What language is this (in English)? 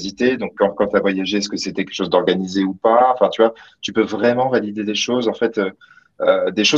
French